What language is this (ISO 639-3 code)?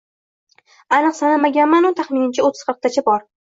uzb